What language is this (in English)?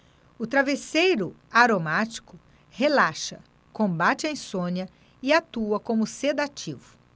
Portuguese